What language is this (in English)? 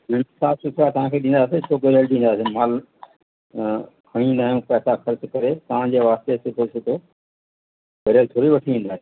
Sindhi